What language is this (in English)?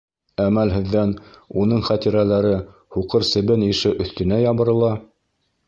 Bashkir